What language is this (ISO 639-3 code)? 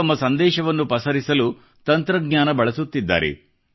kan